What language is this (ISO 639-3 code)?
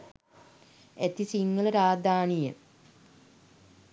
sin